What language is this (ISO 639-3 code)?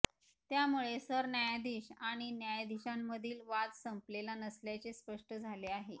mar